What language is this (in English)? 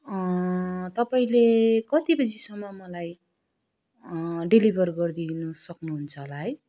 Nepali